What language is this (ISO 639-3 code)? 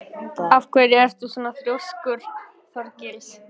isl